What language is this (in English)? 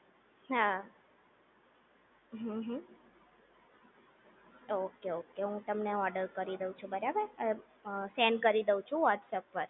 Gujarati